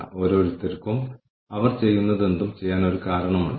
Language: Malayalam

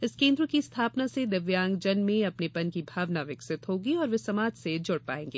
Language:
Hindi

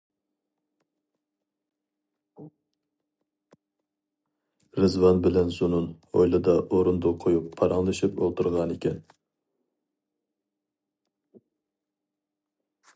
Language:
Uyghur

